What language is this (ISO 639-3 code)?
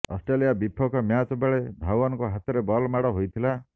ori